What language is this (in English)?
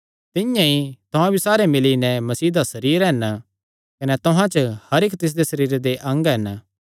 Kangri